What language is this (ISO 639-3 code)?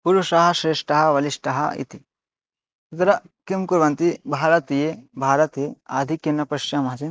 san